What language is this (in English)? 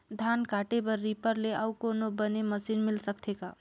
Chhattisgarhi